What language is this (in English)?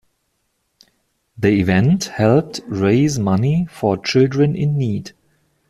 English